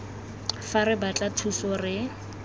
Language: Tswana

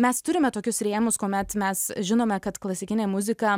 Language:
Lithuanian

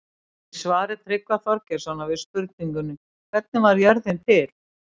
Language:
Icelandic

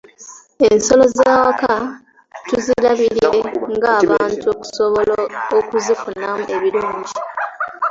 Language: Ganda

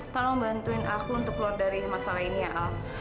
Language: Indonesian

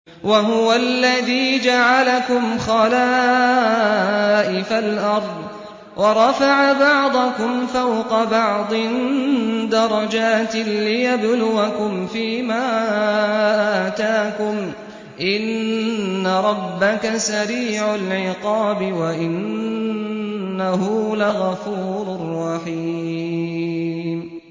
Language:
Arabic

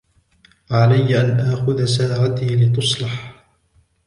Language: Arabic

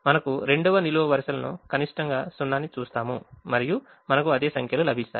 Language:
Telugu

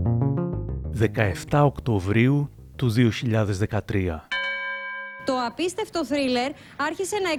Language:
Greek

